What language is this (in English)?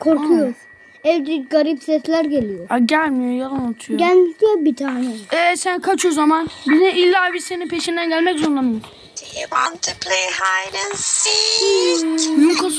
Turkish